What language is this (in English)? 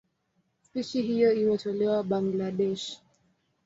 Swahili